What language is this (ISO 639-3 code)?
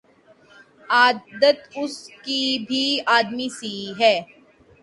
urd